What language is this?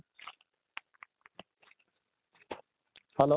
Assamese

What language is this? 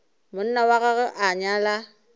Northern Sotho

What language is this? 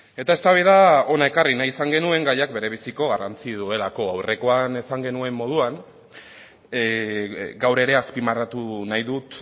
Basque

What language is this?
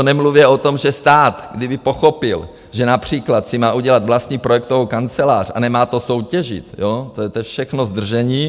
Czech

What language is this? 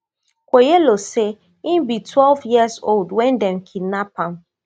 Nigerian Pidgin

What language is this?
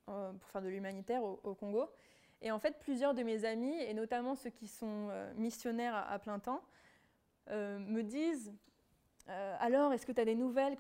French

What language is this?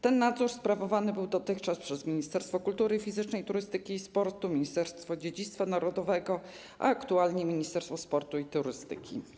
Polish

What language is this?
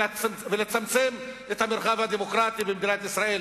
Hebrew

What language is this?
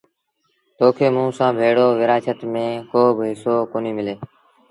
Sindhi Bhil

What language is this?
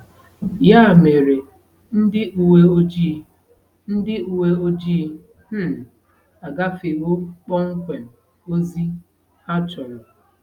Igbo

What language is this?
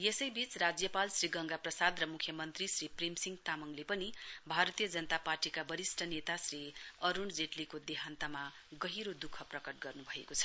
Nepali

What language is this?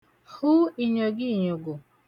Igbo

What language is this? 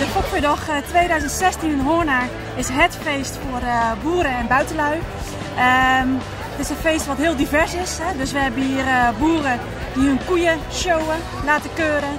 Dutch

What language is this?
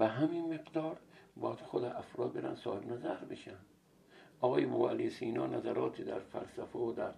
Persian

